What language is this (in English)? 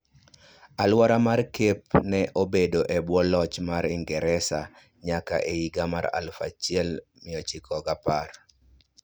Luo (Kenya and Tanzania)